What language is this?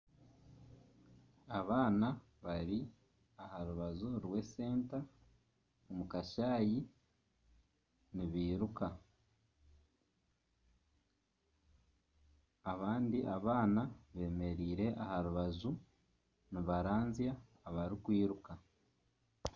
Nyankole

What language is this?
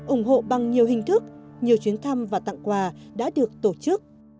Vietnamese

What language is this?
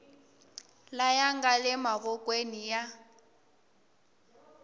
Tsonga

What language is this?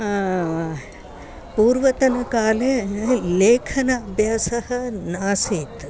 Sanskrit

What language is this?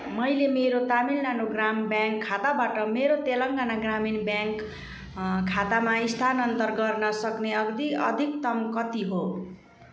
Nepali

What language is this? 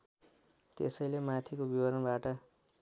Nepali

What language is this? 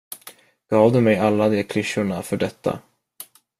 Swedish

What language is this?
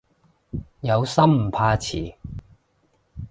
Cantonese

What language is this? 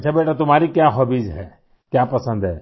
Hindi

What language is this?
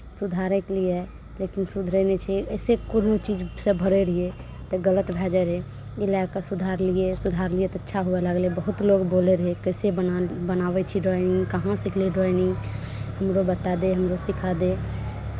Maithili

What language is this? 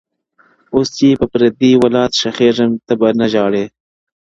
Pashto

